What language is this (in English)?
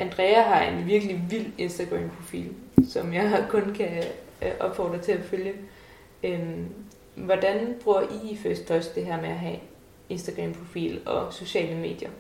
Danish